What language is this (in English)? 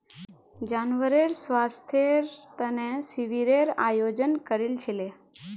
Magahi